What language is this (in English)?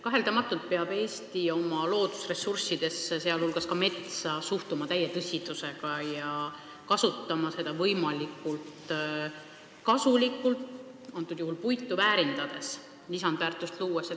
Estonian